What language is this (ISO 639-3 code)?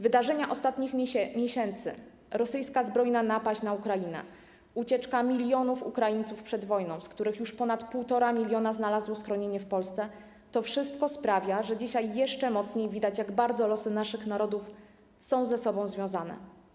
pol